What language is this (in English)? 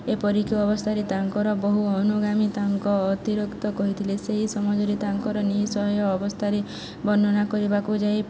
Odia